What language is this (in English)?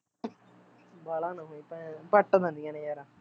Punjabi